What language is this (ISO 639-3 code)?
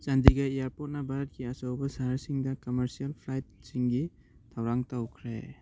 mni